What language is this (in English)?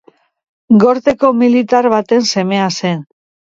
Basque